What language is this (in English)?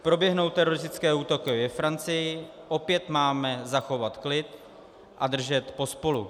Czech